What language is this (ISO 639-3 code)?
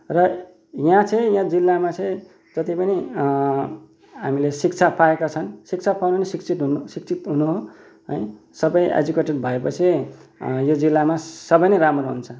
nep